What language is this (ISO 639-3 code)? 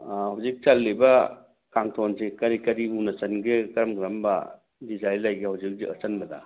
mni